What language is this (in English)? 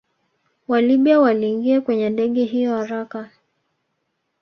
Swahili